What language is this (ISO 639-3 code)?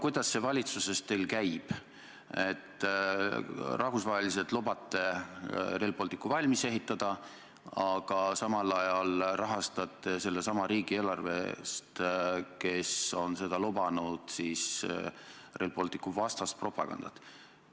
est